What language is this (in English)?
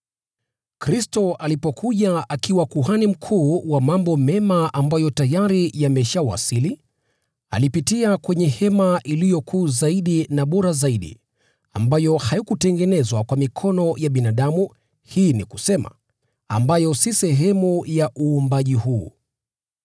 Swahili